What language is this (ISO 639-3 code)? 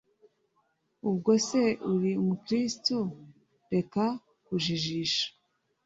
kin